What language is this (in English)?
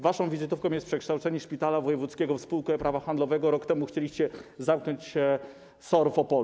Polish